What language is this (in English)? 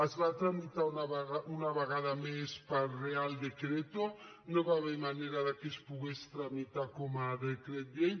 Catalan